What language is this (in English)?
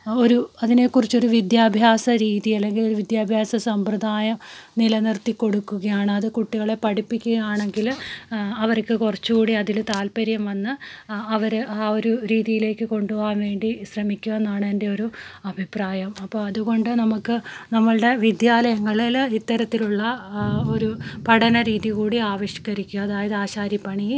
Malayalam